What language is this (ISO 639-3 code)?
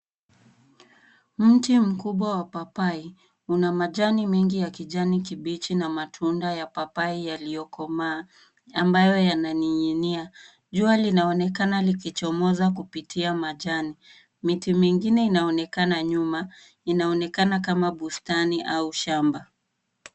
swa